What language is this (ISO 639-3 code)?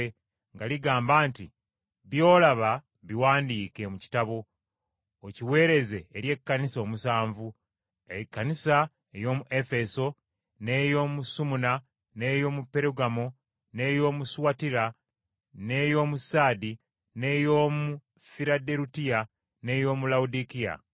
lug